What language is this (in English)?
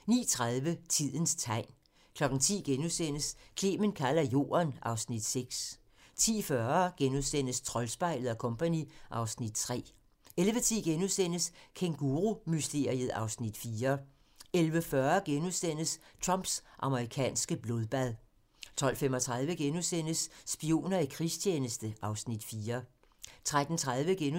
Danish